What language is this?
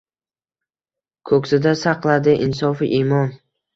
Uzbek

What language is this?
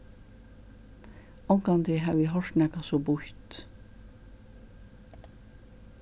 Faroese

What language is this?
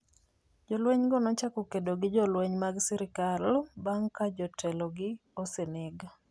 Luo (Kenya and Tanzania)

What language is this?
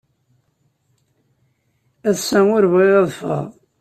Kabyle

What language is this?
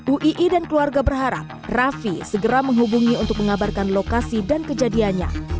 Indonesian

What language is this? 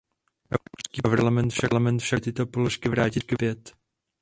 Czech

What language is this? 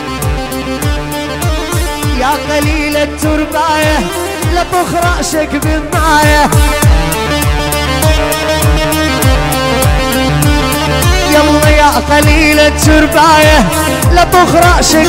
Arabic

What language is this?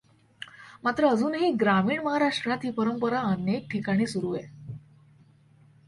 Marathi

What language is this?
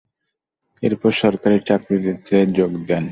Bangla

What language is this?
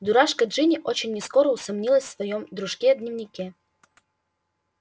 Russian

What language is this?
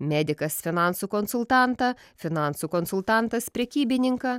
Lithuanian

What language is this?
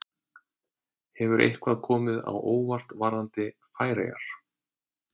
Icelandic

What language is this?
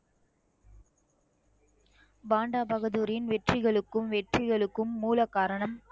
Tamil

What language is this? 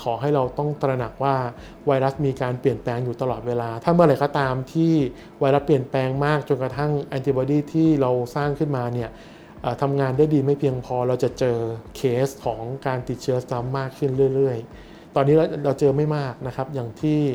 Thai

